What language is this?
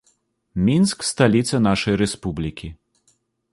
Belarusian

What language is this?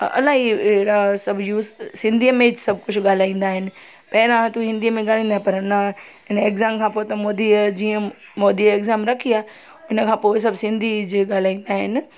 Sindhi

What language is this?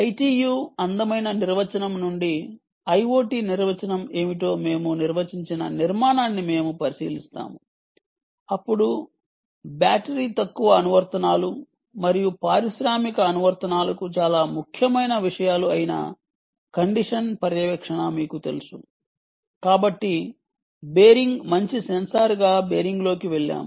Telugu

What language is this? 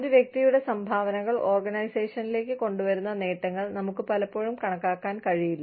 Malayalam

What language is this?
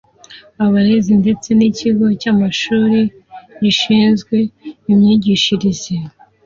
Kinyarwanda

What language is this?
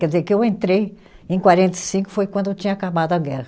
Portuguese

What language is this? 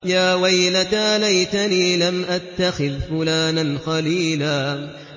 Arabic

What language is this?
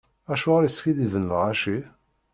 Kabyle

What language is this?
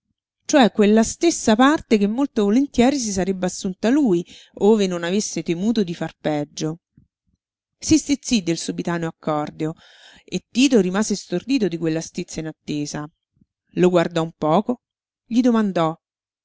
Italian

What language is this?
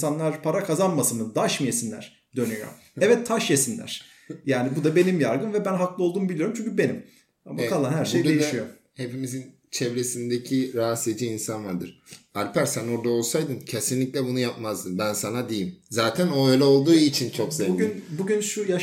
Turkish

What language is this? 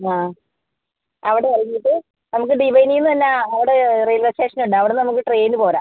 Malayalam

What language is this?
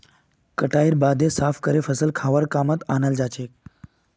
Magahi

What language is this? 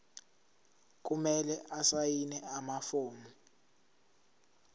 Zulu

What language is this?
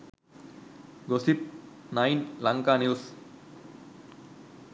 Sinhala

